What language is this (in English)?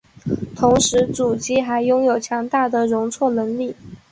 Chinese